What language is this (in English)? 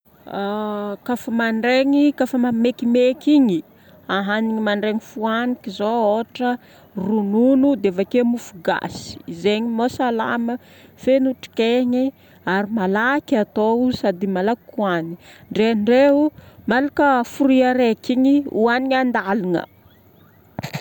Northern Betsimisaraka Malagasy